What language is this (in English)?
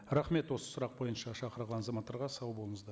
Kazakh